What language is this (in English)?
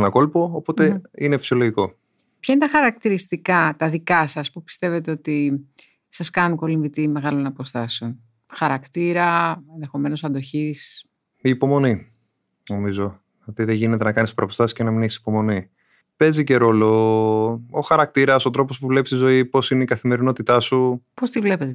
Greek